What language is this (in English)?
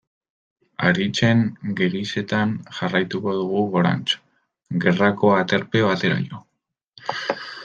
Basque